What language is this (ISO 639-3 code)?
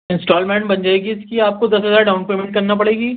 urd